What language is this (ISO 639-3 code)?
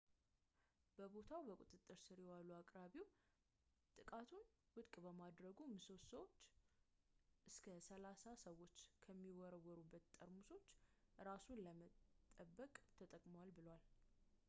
amh